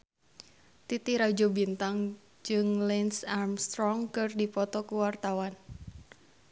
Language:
Sundanese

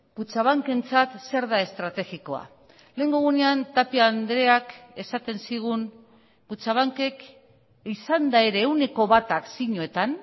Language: Basque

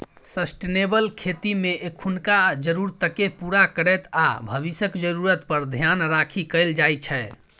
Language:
Maithili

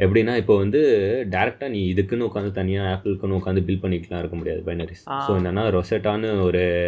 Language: Tamil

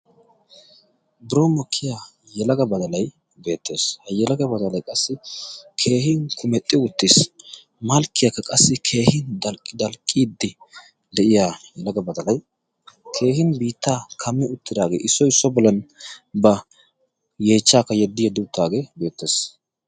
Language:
Wolaytta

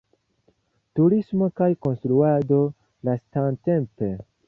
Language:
Esperanto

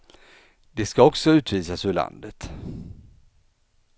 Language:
Swedish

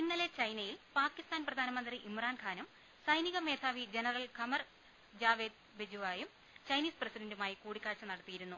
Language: Malayalam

